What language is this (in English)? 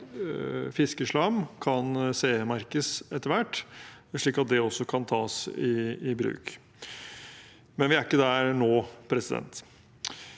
Norwegian